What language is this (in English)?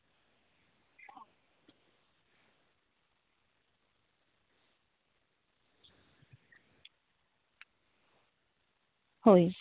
Santali